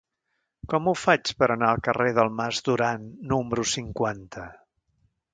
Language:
Catalan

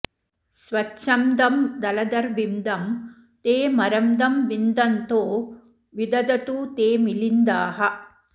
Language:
Sanskrit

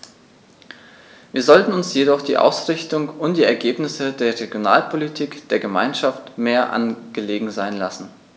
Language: German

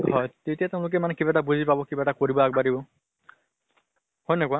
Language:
Assamese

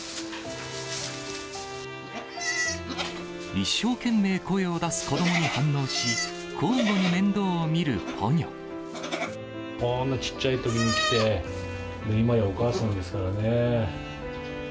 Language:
Japanese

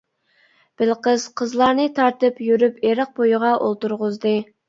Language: Uyghur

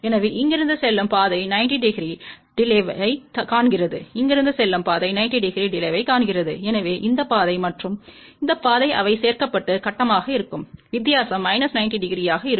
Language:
Tamil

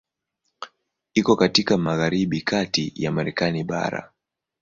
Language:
Swahili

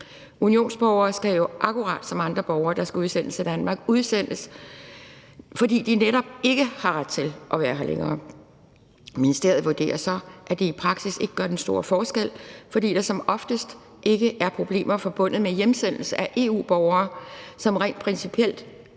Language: Danish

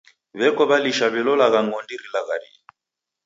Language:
Taita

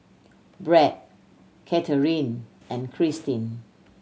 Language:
English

